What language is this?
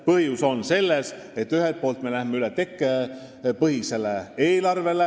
Estonian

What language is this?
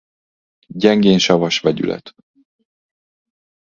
Hungarian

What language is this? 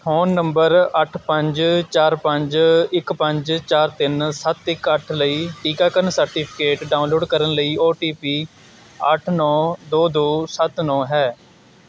Punjabi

